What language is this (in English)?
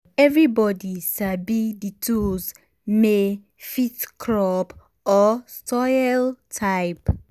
Nigerian Pidgin